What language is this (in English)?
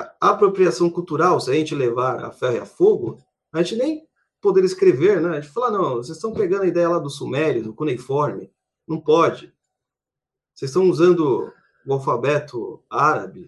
Portuguese